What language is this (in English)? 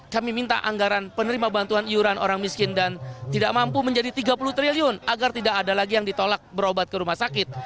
Indonesian